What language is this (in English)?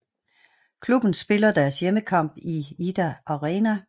Danish